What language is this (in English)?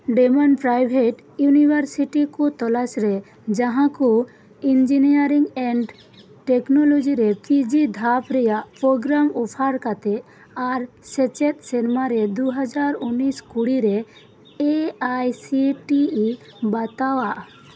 Santali